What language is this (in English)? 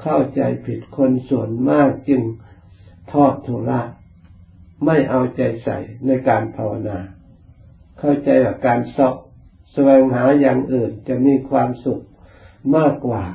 Thai